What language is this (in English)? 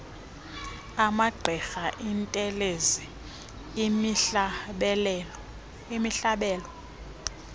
Xhosa